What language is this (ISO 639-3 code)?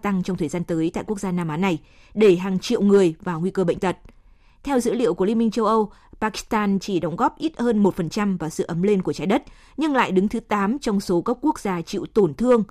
vie